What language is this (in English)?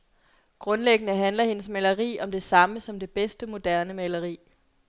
Danish